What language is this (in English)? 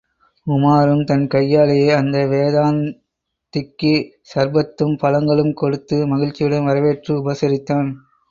Tamil